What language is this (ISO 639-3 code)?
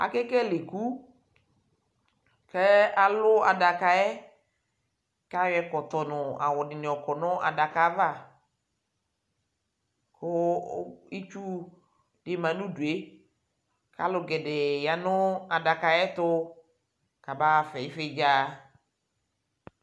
kpo